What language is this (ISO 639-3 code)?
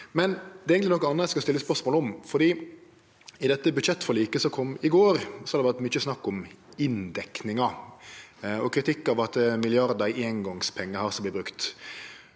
nor